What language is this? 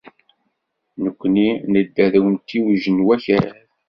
Kabyle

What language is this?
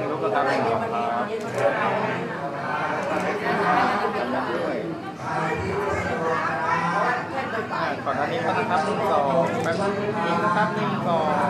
Thai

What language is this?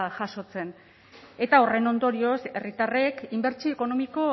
Basque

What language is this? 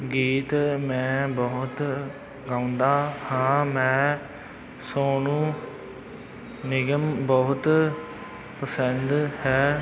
Punjabi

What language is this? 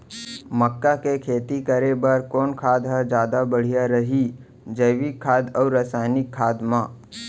Chhattisgarhi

